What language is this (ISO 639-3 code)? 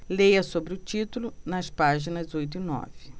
por